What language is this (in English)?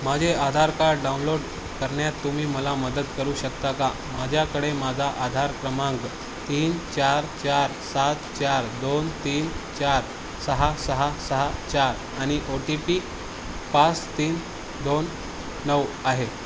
Marathi